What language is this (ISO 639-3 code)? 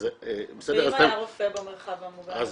heb